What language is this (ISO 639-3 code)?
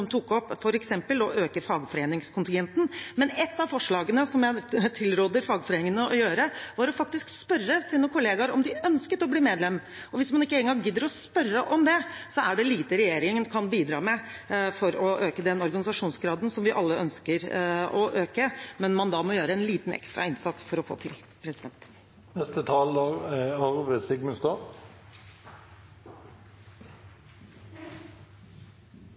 nob